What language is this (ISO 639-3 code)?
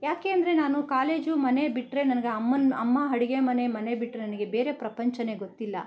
kan